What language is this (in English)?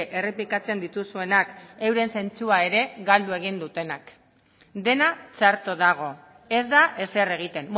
Basque